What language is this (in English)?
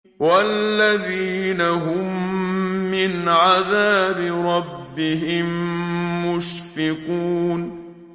Arabic